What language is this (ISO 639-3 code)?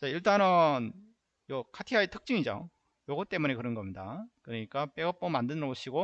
kor